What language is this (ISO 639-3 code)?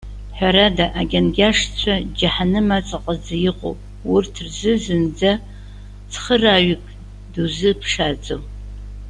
abk